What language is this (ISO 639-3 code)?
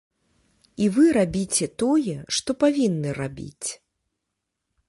bel